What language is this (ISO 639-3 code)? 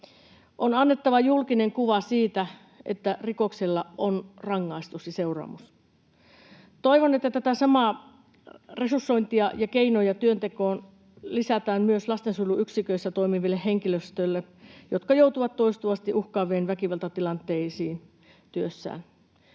fin